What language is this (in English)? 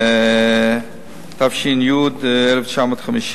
Hebrew